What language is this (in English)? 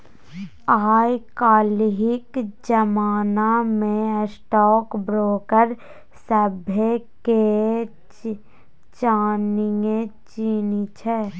Maithili